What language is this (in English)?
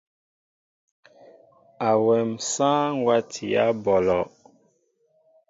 Mbo (Cameroon)